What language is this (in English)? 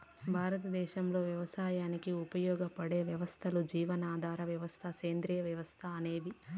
Telugu